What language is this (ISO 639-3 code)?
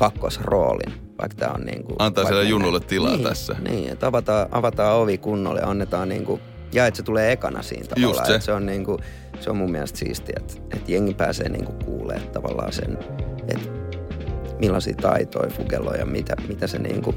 fin